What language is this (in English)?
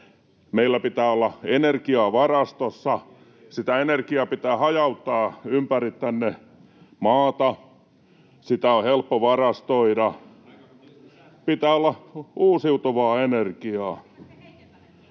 Finnish